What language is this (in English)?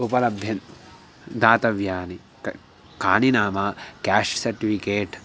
Sanskrit